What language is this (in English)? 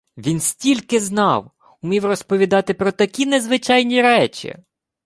Ukrainian